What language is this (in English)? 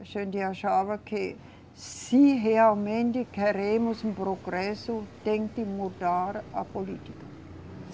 Portuguese